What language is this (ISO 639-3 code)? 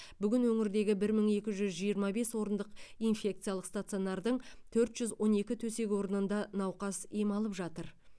kaz